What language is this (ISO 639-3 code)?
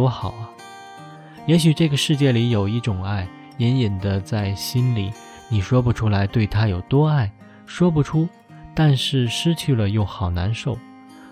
zho